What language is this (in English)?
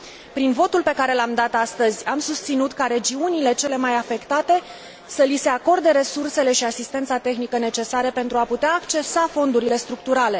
Romanian